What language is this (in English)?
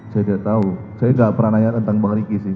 Indonesian